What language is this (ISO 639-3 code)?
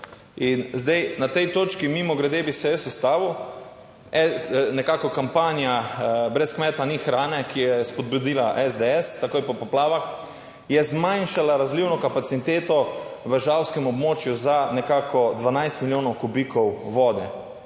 slv